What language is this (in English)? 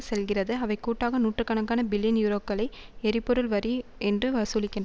Tamil